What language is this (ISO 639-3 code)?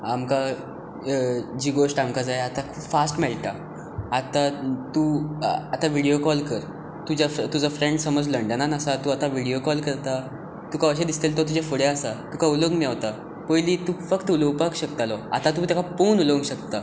kok